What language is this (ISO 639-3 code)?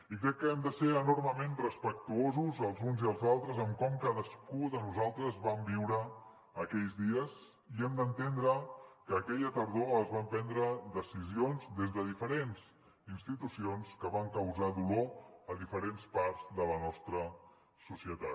cat